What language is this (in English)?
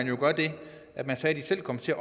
Danish